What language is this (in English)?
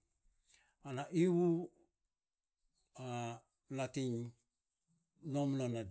Saposa